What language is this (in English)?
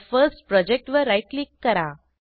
Marathi